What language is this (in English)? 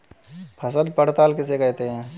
Hindi